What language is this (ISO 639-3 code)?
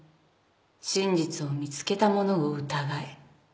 jpn